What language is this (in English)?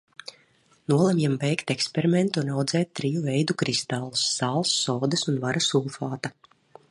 Latvian